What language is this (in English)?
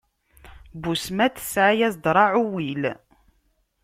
Kabyle